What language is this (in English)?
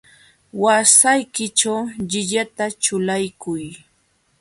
Jauja Wanca Quechua